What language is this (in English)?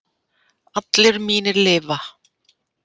Icelandic